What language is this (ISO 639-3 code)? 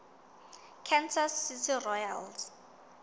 sot